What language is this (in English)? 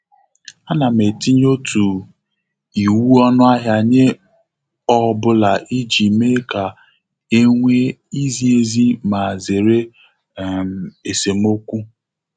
Igbo